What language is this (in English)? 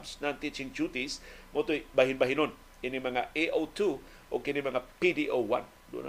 Filipino